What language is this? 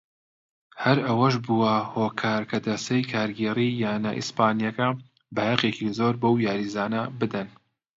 Central Kurdish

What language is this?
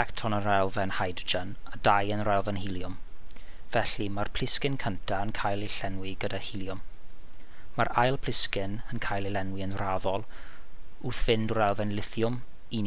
Welsh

